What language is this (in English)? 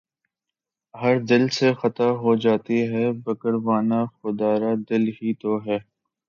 Urdu